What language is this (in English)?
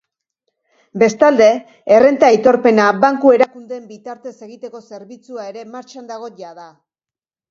Basque